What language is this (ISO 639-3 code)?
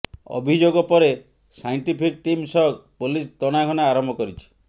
ori